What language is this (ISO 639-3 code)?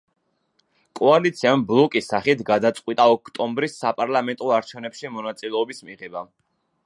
kat